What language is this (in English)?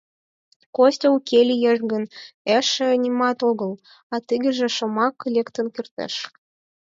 Mari